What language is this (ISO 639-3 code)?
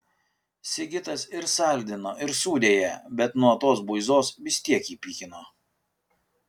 lit